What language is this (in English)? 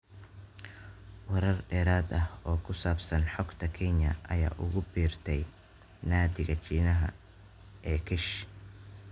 Somali